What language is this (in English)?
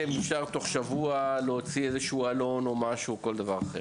Hebrew